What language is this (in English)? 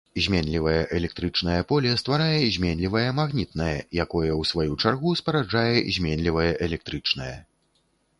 Belarusian